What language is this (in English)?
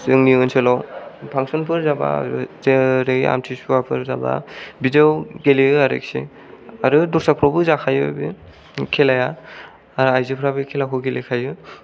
Bodo